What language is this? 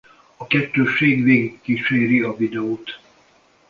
Hungarian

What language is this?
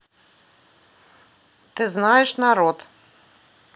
Russian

